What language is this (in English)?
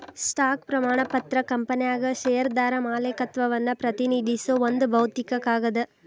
Kannada